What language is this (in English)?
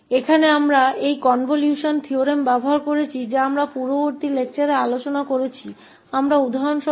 Hindi